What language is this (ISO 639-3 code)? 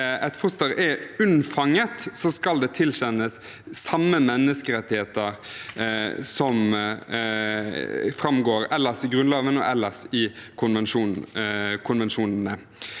nor